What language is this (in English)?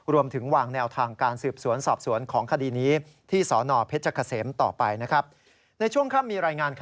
Thai